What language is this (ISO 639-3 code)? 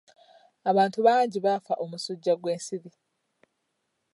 lug